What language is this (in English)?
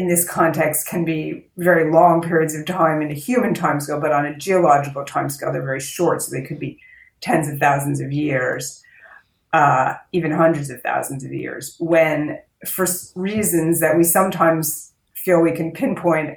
English